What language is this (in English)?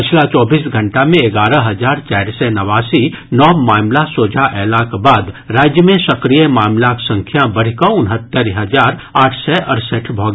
Maithili